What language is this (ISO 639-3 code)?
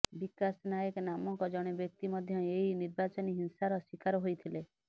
ori